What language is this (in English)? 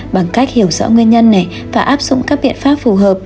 Vietnamese